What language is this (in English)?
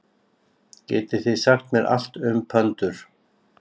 Icelandic